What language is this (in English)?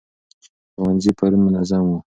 Pashto